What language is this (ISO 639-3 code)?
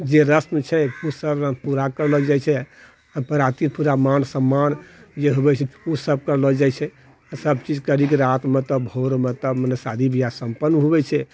mai